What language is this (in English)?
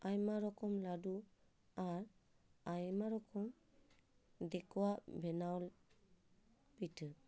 Santali